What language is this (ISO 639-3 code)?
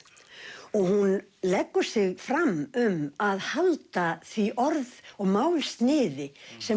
isl